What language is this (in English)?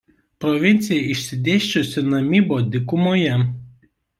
Lithuanian